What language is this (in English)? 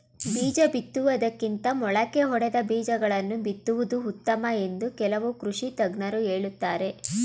Kannada